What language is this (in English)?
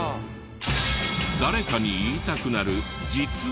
Japanese